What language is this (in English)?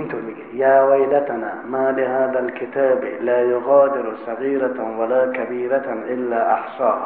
Persian